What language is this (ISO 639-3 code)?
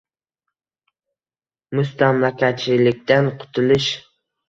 uzb